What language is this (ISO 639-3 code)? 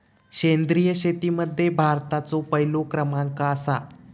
mar